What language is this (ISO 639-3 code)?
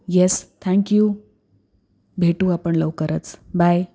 mar